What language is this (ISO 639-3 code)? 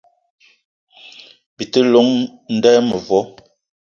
eto